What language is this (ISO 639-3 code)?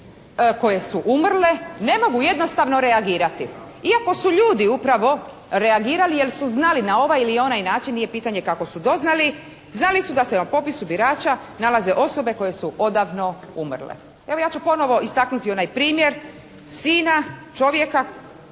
hrv